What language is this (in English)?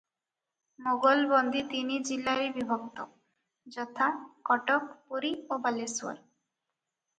Odia